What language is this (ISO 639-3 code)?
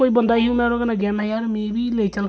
doi